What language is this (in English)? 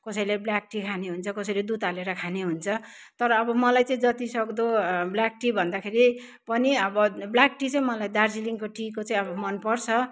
Nepali